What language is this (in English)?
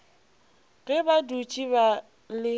Northern Sotho